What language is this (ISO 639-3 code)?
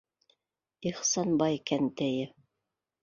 bak